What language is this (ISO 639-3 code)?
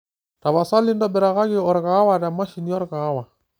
mas